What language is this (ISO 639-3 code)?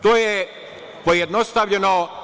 srp